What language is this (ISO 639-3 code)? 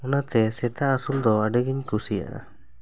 sat